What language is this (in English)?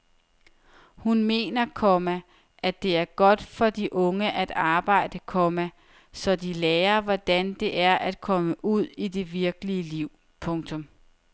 Danish